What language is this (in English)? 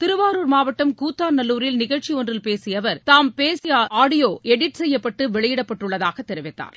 Tamil